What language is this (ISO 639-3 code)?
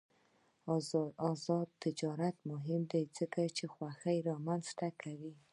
pus